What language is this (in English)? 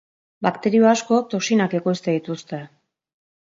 Basque